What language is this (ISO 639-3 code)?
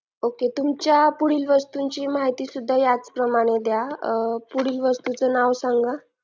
mar